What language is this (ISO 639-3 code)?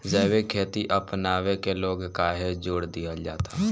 bho